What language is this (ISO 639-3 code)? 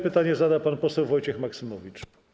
pol